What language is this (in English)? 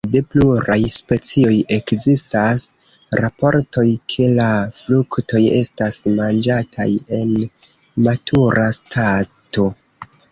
Esperanto